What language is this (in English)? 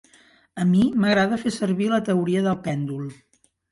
Catalan